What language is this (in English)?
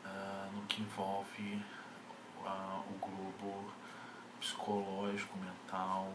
Portuguese